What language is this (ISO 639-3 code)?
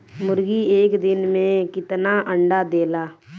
bho